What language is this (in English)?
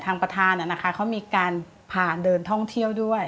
Thai